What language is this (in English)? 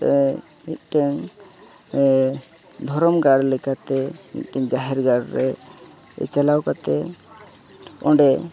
Santali